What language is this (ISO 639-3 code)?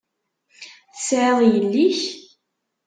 kab